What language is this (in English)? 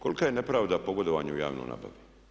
Croatian